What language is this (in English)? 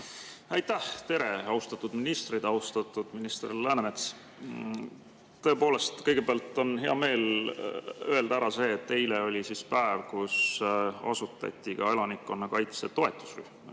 Estonian